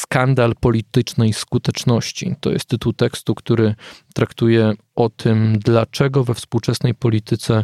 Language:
Polish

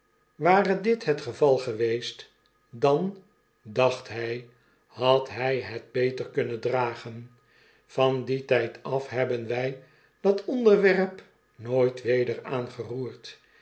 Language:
Dutch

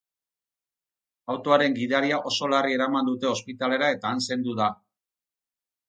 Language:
Basque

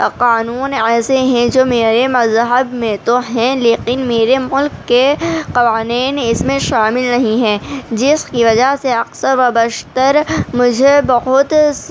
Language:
Urdu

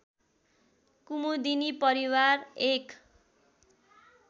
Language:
Nepali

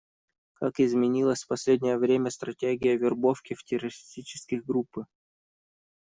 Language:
Russian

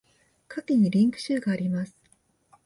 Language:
Japanese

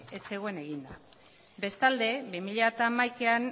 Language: Basque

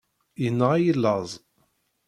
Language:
Kabyle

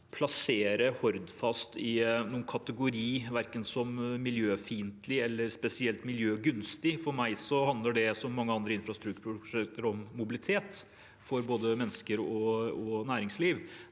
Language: Norwegian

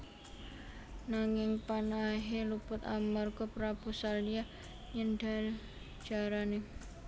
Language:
Javanese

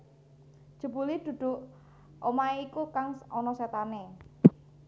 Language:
Javanese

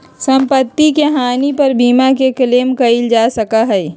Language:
Magahi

